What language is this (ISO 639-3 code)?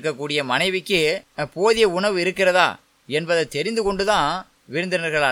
tam